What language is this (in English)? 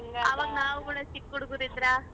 Kannada